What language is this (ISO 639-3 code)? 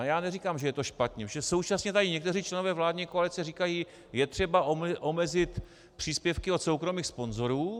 ces